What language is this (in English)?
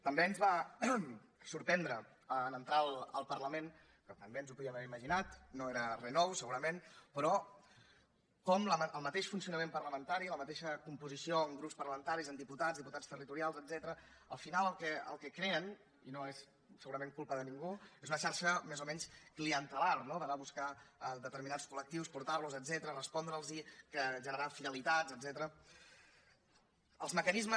Catalan